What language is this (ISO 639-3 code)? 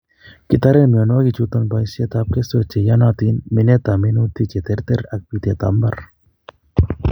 kln